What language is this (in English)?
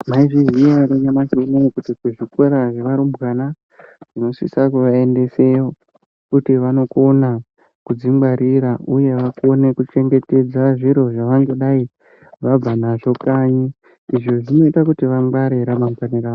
Ndau